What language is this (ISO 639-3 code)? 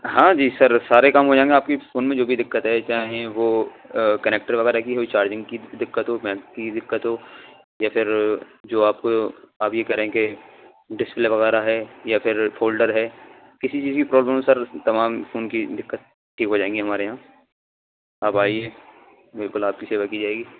urd